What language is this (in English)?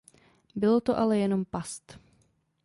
Czech